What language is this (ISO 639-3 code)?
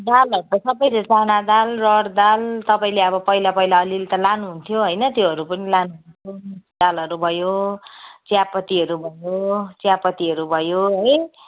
nep